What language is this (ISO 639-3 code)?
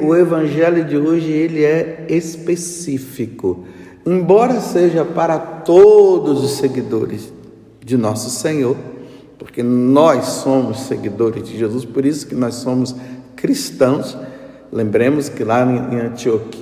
por